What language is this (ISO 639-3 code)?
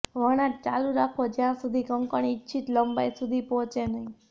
guj